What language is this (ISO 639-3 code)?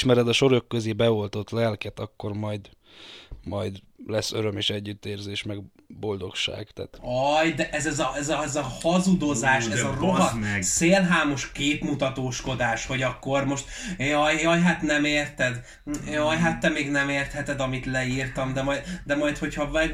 hun